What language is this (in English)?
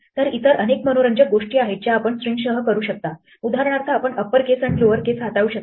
Marathi